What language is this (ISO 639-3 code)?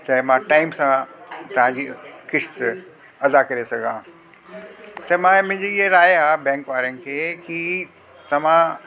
snd